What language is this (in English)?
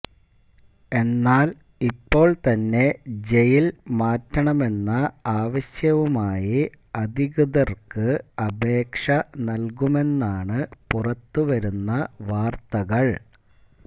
Malayalam